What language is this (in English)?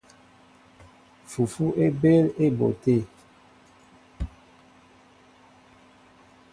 Mbo (Cameroon)